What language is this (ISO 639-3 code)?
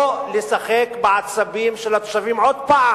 heb